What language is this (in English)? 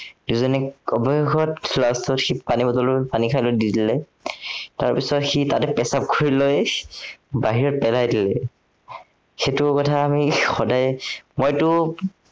Assamese